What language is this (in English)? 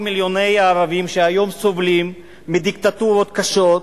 Hebrew